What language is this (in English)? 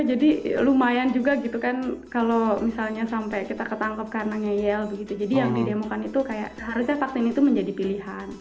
Indonesian